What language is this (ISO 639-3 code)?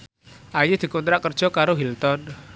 jav